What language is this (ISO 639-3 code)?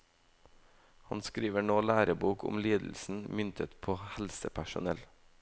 nor